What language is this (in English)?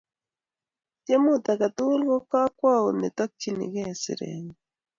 Kalenjin